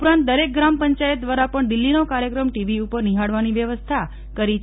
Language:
Gujarati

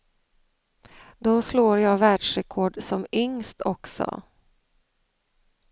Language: Swedish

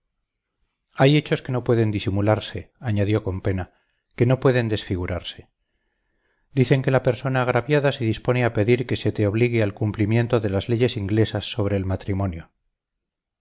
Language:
Spanish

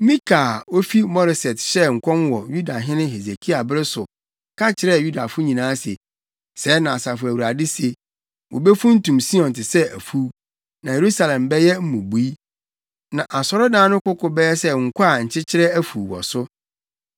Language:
Akan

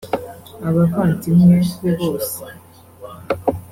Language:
Kinyarwanda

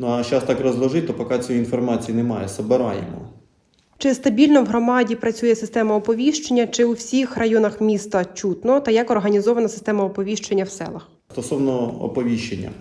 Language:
Ukrainian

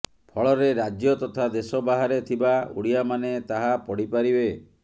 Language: Odia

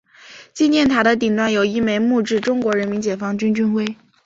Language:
Chinese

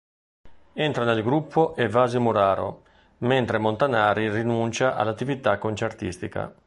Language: Italian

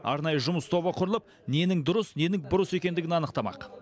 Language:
Kazakh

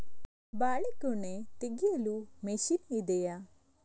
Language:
Kannada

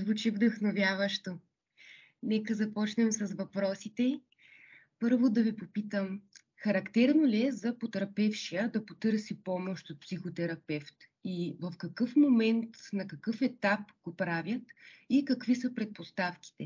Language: Bulgarian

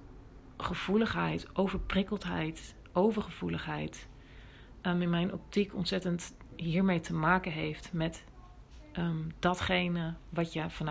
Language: Dutch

